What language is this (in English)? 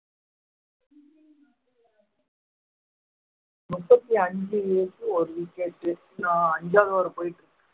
Tamil